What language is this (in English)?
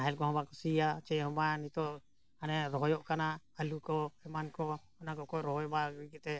Santali